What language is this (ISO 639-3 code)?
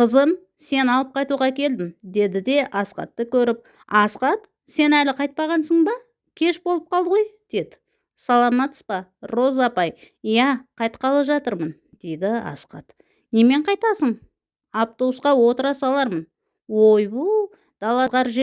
rus